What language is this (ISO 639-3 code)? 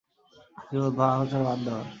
ben